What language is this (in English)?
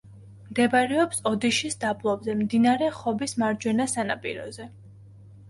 Georgian